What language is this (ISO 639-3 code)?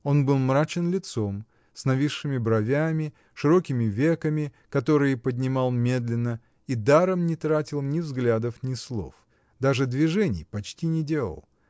rus